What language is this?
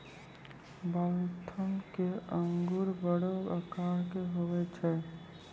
Maithili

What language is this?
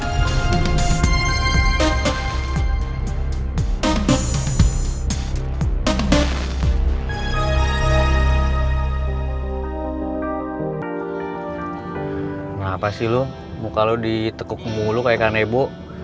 Indonesian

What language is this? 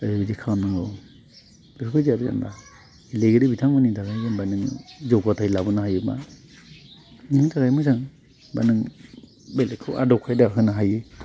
Bodo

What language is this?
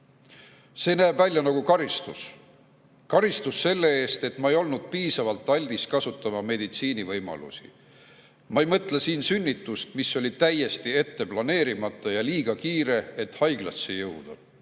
Estonian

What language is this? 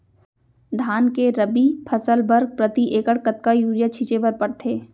Chhattisgarhi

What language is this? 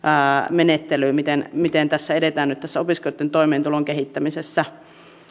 Finnish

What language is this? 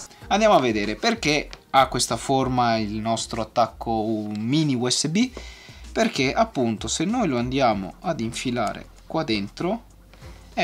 Italian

